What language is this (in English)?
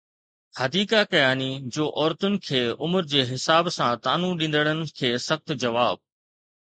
Sindhi